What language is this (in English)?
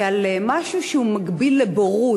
Hebrew